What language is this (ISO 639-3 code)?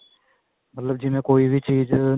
pan